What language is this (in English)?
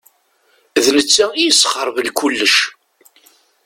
Kabyle